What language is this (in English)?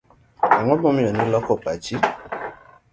Luo (Kenya and Tanzania)